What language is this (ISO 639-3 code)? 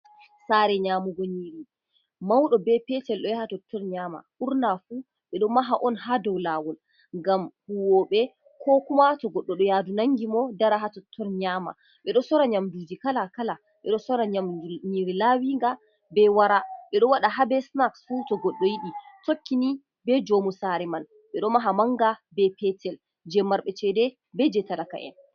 ful